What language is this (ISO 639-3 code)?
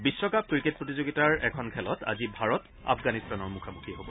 asm